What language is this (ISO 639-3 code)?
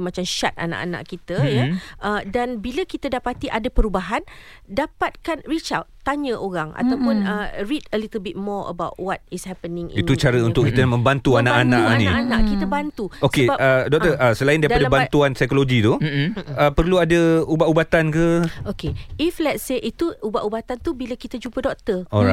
msa